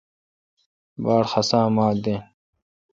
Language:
Kalkoti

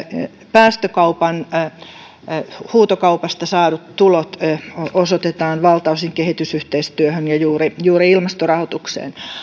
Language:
Finnish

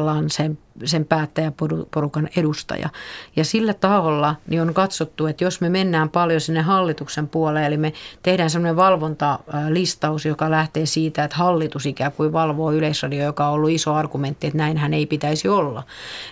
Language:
Finnish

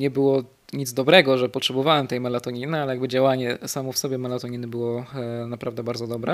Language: Polish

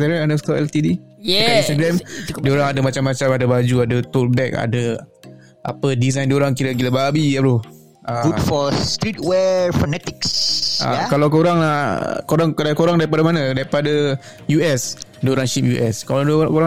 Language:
Malay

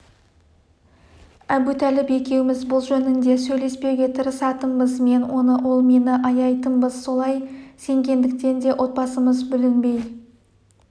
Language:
Kazakh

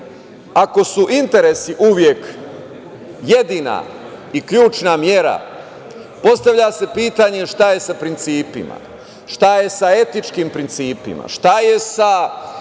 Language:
Serbian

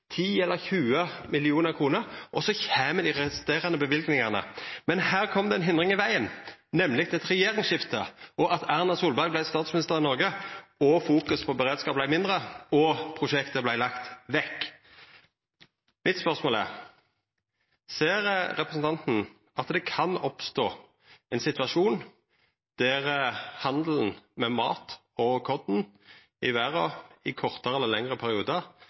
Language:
Norwegian Nynorsk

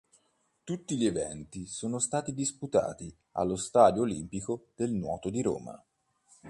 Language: Italian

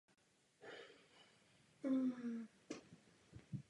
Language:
Czech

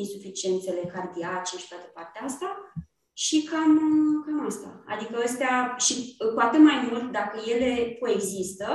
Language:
Romanian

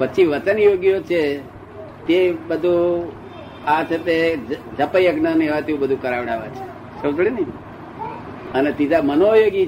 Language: Gujarati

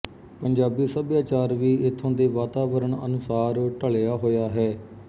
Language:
Punjabi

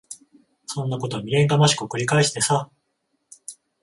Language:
Japanese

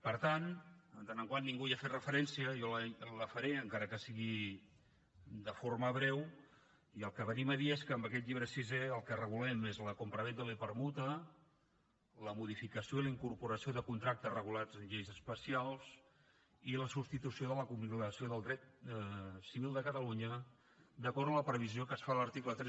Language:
Catalan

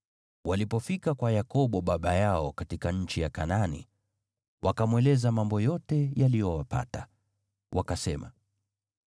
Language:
Swahili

